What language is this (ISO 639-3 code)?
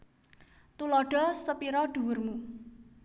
jav